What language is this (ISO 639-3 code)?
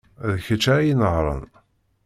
kab